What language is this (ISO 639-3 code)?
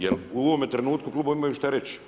hrv